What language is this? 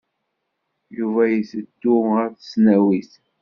Kabyle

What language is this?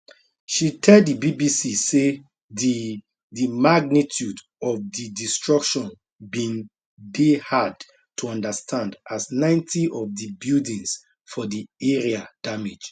Nigerian Pidgin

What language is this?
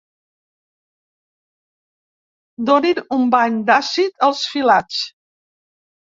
Catalan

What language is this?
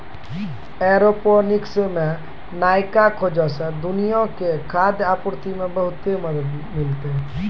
Maithili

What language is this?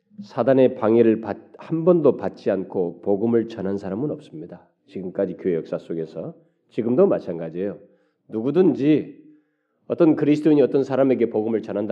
Korean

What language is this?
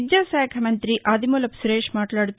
Telugu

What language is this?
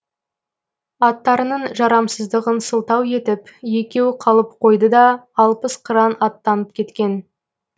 Kazakh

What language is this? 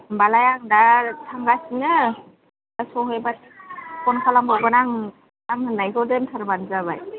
Bodo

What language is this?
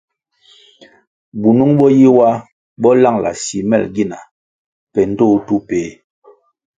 Kwasio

